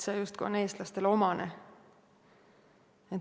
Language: Estonian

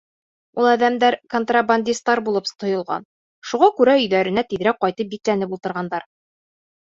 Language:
Bashkir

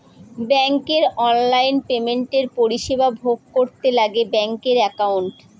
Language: Bangla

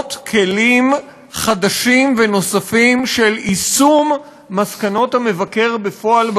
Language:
Hebrew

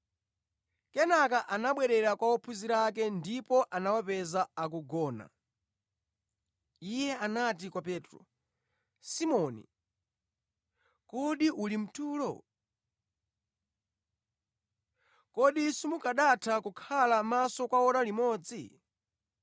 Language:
Nyanja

